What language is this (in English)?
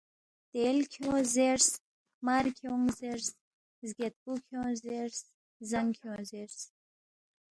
Balti